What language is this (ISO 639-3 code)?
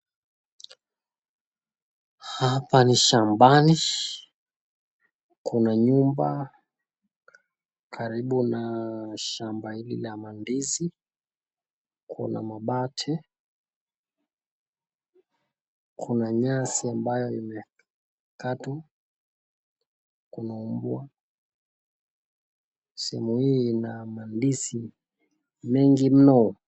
swa